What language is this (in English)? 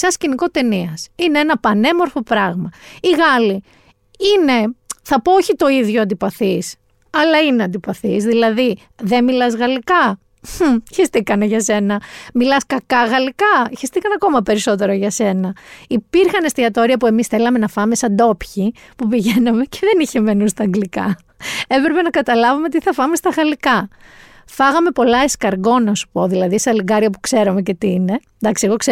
Greek